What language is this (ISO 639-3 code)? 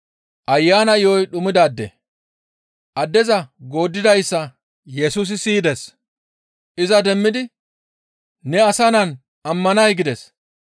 gmv